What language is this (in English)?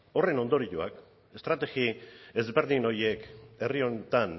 Basque